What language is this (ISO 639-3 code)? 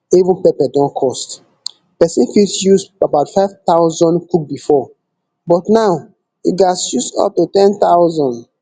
pcm